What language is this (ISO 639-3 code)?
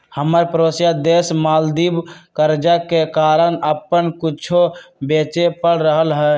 mag